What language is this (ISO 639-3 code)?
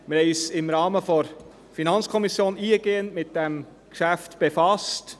gsw